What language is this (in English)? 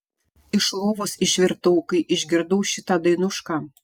Lithuanian